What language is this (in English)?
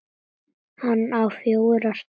Icelandic